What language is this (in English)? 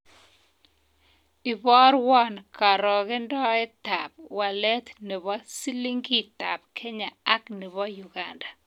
Kalenjin